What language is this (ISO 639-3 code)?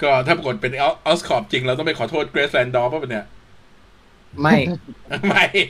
tha